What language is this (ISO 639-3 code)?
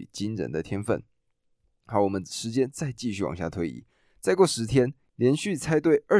zho